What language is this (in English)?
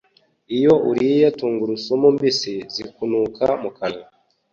Kinyarwanda